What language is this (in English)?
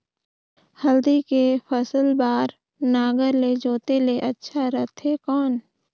Chhattisgarhi